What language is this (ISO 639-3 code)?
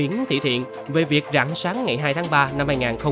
vie